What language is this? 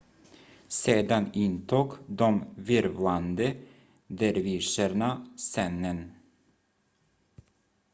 Swedish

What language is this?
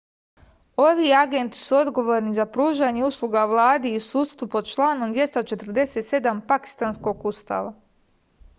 Serbian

